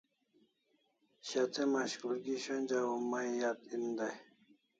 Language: Kalasha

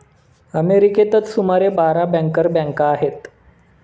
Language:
Marathi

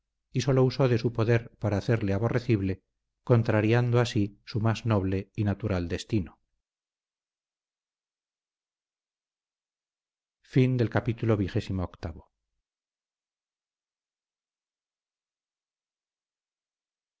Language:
Spanish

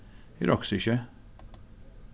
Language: Faroese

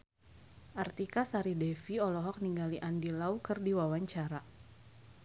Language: Sundanese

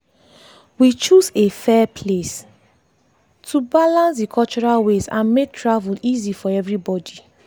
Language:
Nigerian Pidgin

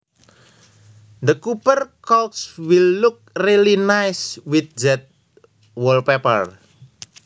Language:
Javanese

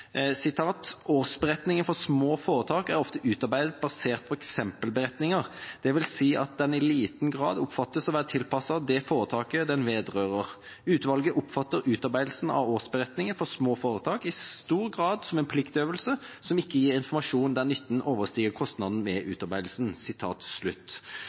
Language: Norwegian Bokmål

